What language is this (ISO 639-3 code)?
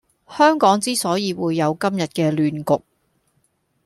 yue